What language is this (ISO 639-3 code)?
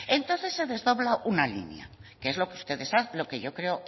spa